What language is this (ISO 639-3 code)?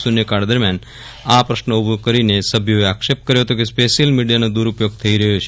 guj